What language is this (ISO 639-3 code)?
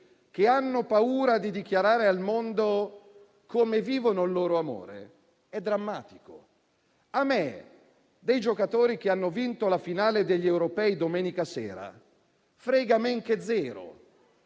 ita